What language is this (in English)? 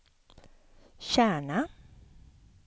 Swedish